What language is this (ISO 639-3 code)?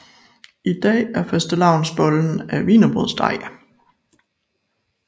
dan